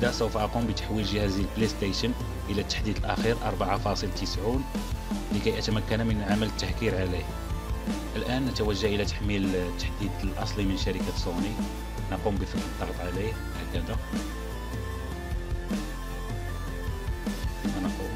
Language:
Arabic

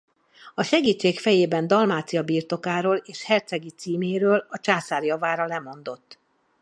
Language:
Hungarian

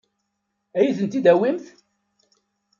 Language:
Kabyle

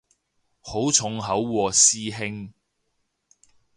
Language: Cantonese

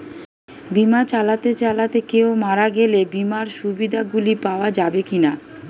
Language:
Bangla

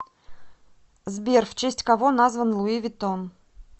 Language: Russian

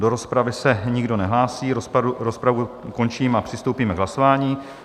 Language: Czech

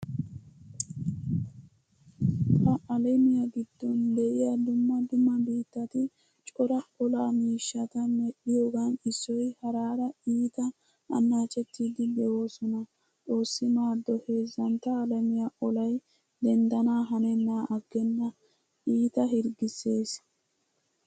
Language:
Wolaytta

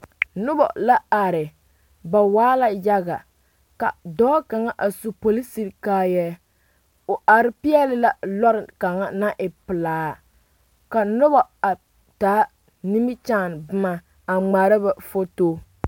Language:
Southern Dagaare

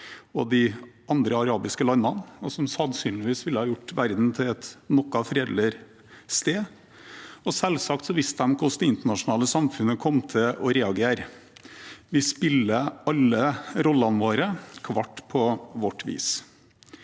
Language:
Norwegian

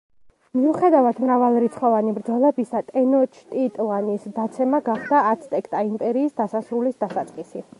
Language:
Georgian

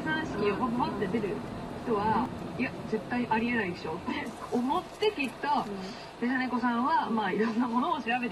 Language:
Japanese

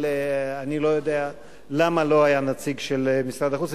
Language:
Hebrew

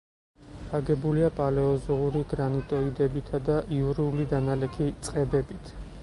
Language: Georgian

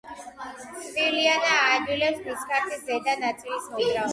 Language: Georgian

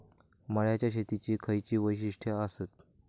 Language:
Marathi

